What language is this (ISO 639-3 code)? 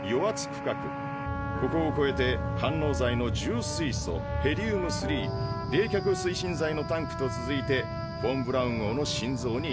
jpn